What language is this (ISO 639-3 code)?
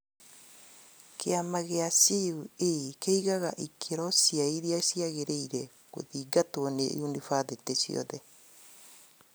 kik